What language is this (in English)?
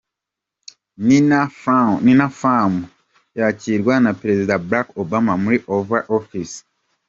Kinyarwanda